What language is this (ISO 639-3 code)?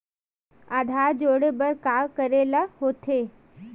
hne